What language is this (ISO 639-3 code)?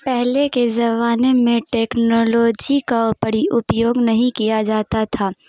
urd